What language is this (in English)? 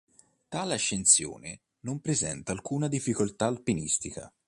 Italian